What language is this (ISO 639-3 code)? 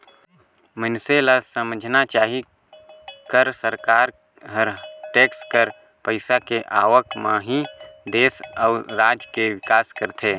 hne